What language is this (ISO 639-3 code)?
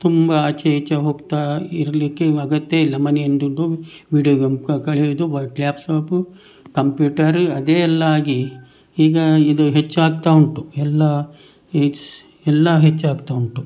kan